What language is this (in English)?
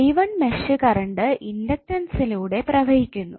Malayalam